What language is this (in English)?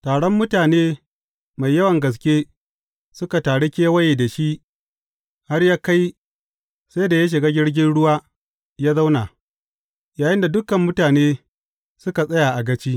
Hausa